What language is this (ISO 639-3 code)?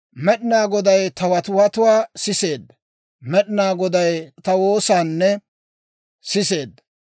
dwr